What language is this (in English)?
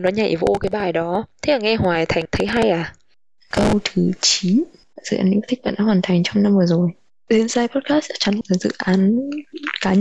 Vietnamese